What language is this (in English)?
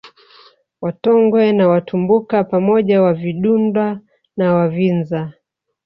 Swahili